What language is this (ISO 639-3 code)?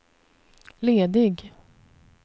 swe